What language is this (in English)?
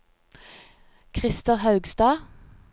Norwegian